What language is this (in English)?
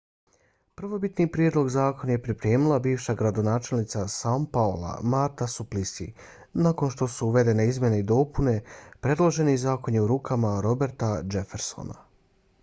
Bosnian